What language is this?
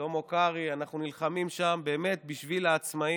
Hebrew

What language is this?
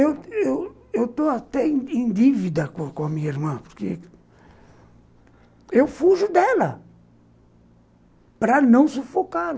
Portuguese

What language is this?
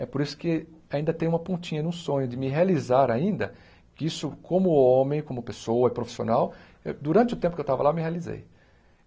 Portuguese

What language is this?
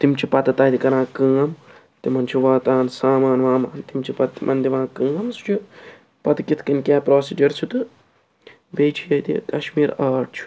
Kashmiri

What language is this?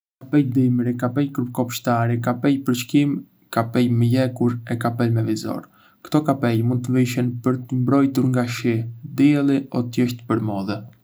Arbëreshë Albanian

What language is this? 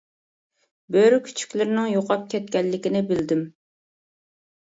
Uyghur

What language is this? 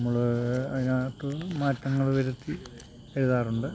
Malayalam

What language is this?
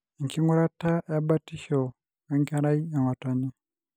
Masai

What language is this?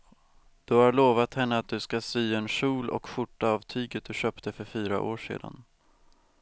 Swedish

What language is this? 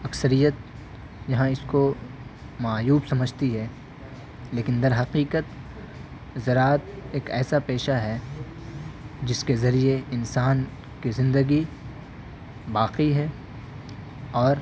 Urdu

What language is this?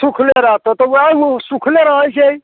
Maithili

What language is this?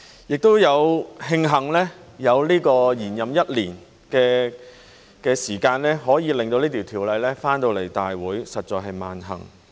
Cantonese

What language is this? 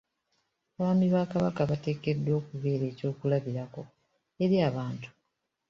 Ganda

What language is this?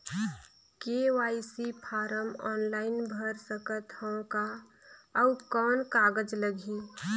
Chhattisgarhi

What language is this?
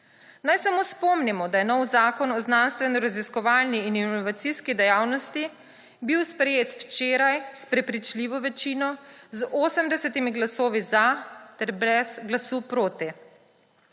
Slovenian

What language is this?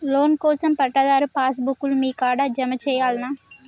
Telugu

